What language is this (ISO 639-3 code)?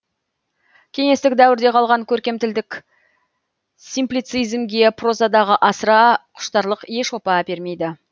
kaz